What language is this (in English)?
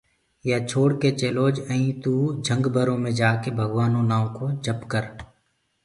Gurgula